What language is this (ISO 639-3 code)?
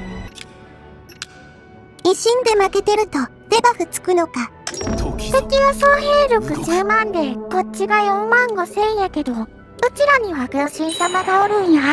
jpn